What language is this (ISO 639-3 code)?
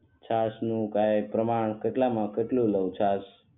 guj